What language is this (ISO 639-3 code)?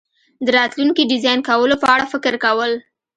pus